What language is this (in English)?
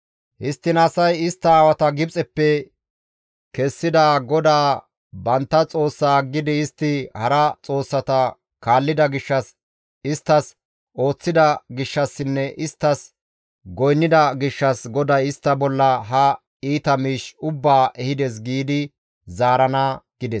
Gamo